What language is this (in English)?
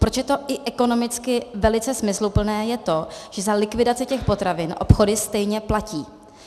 Czech